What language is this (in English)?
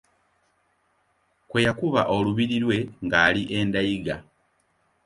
Ganda